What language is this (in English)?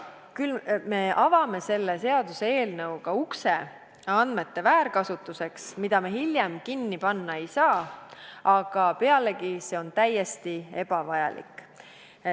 Estonian